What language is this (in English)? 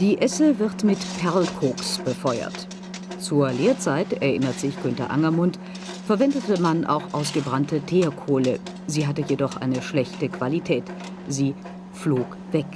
German